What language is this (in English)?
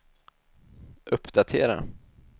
Swedish